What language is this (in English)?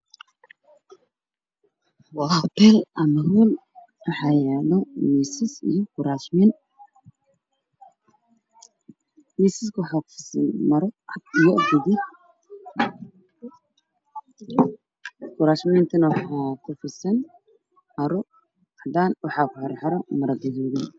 Somali